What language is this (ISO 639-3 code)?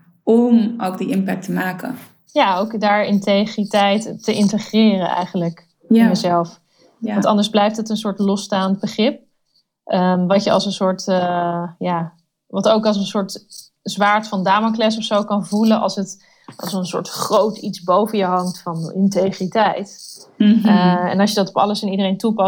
nld